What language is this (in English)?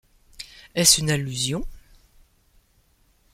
French